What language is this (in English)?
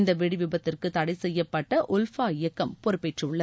Tamil